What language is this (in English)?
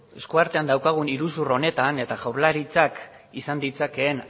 Basque